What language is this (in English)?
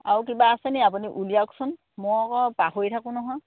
Assamese